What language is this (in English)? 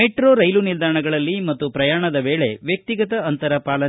Kannada